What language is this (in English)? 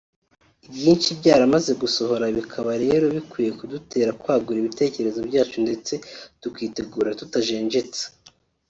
Kinyarwanda